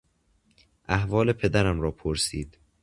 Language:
Persian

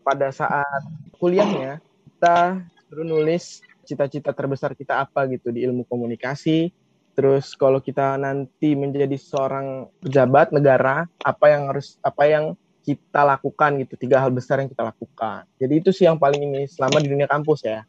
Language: Indonesian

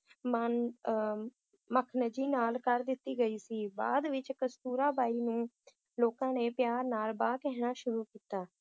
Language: Punjabi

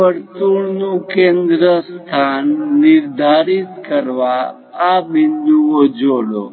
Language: Gujarati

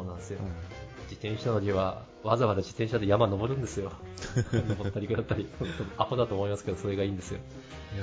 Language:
Japanese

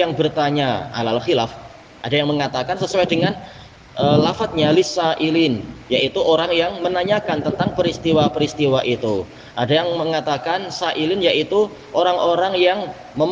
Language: Indonesian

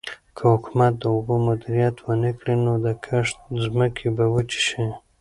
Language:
Pashto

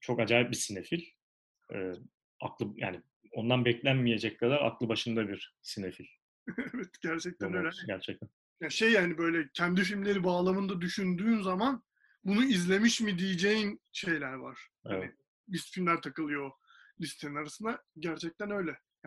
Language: Turkish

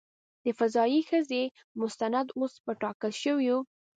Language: Pashto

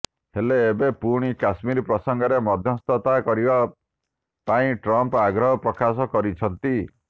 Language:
Odia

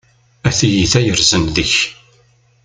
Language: Kabyle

